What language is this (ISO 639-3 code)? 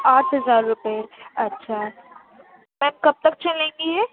urd